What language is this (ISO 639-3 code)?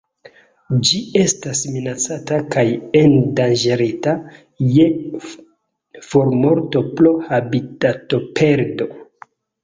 epo